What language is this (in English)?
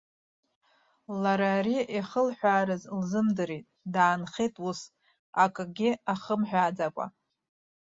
Abkhazian